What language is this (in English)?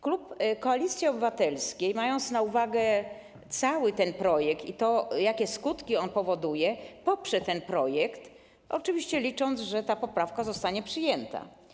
Polish